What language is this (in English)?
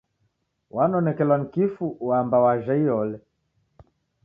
Taita